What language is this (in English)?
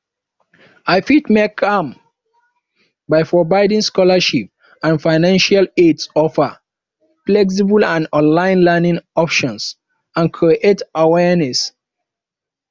Nigerian Pidgin